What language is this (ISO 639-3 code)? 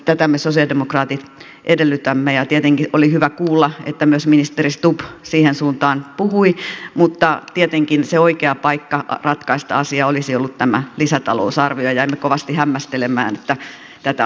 fin